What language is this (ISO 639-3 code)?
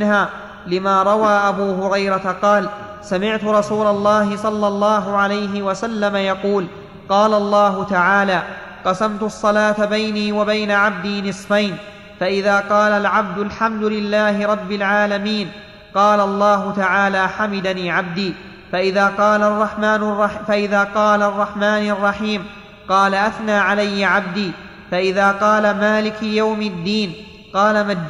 ara